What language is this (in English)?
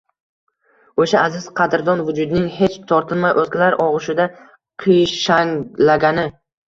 Uzbek